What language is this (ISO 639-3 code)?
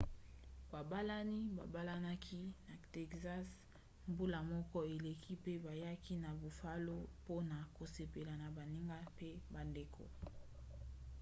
lin